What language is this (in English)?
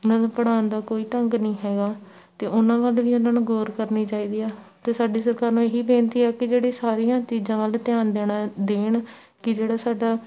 Punjabi